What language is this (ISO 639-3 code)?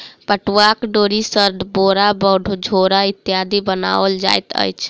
mai